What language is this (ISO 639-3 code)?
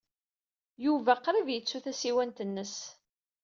kab